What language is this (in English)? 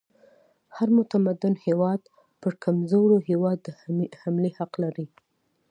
Pashto